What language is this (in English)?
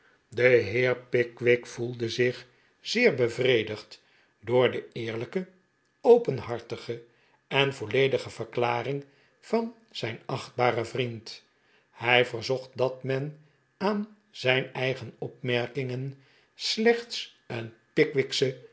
Dutch